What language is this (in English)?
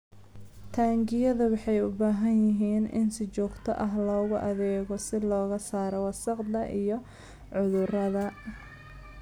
Somali